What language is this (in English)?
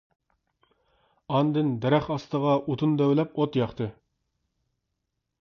Uyghur